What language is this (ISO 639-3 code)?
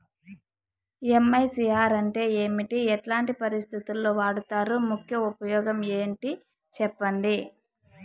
tel